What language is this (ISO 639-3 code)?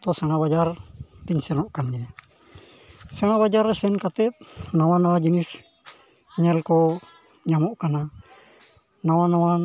sat